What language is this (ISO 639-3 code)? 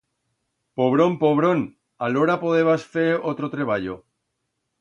arg